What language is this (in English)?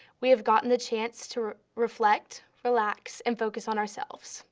English